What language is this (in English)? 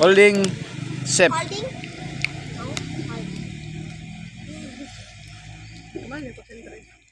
Indonesian